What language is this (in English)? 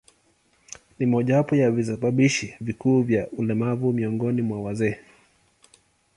Swahili